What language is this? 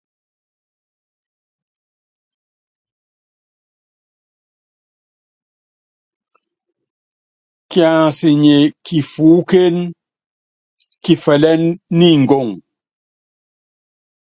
Yangben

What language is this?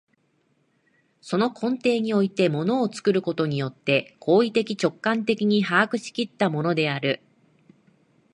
Japanese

